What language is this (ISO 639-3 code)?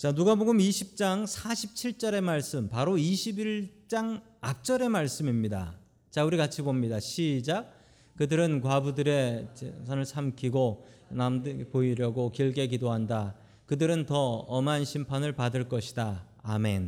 kor